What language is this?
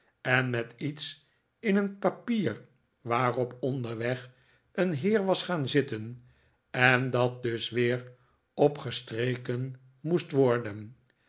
Dutch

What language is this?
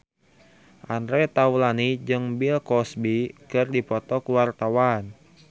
Sundanese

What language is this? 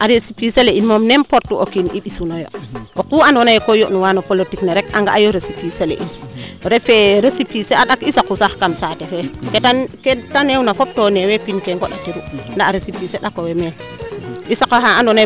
Serer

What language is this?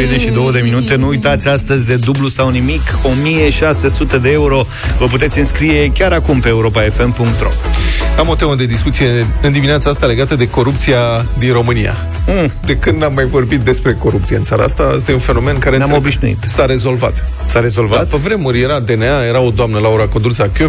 Romanian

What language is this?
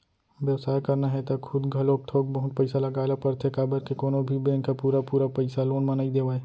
Chhattisgarhi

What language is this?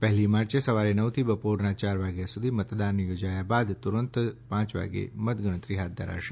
Gujarati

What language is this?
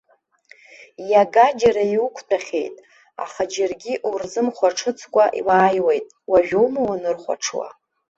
Abkhazian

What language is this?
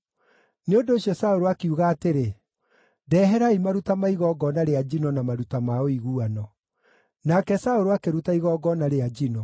Kikuyu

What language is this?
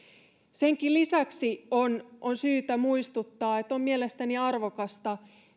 Finnish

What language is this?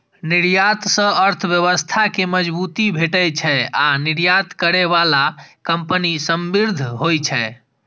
Maithili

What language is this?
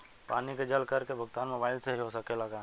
Bhojpuri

